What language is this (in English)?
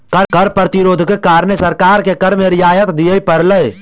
Maithili